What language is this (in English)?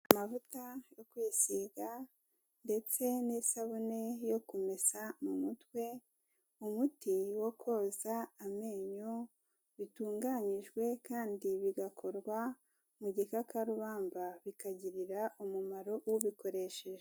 Kinyarwanda